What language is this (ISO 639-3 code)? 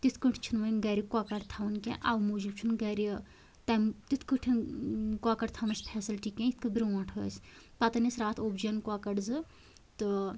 kas